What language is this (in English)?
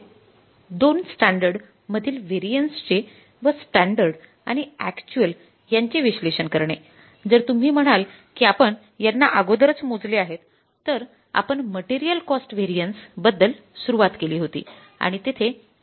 Marathi